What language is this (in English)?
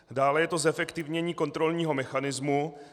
Czech